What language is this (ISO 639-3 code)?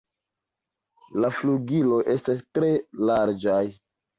epo